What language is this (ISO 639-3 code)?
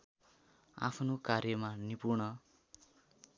nep